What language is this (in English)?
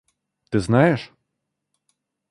Russian